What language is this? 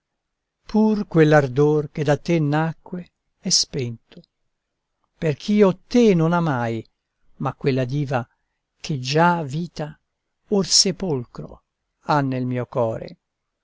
Italian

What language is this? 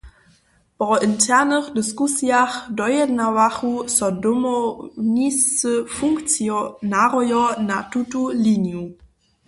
Upper Sorbian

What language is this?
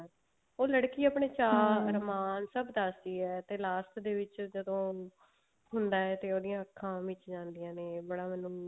Punjabi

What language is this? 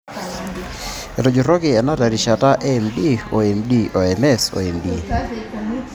Masai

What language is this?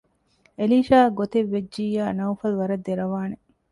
Divehi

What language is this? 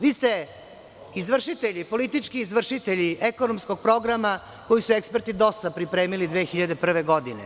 Serbian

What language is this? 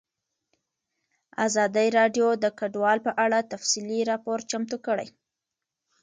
Pashto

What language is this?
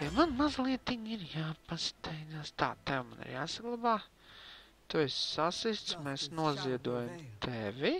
Latvian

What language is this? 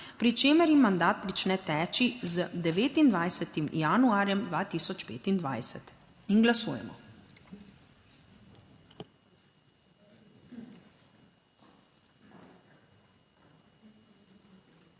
Slovenian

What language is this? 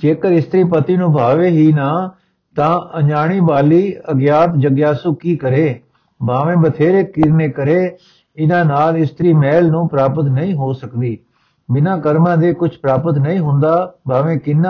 Punjabi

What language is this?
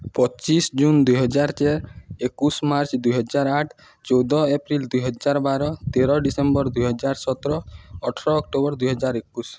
Odia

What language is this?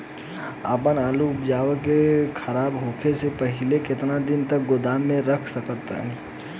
Bhojpuri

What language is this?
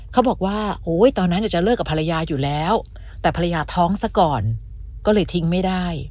Thai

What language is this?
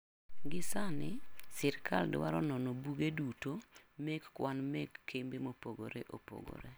Luo (Kenya and Tanzania)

